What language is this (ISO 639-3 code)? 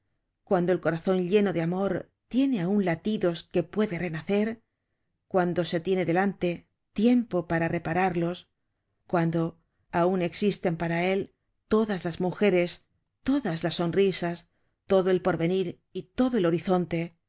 spa